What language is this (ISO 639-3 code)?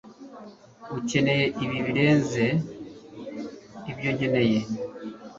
kin